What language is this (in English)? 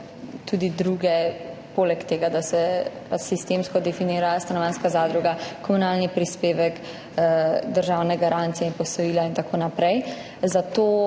Slovenian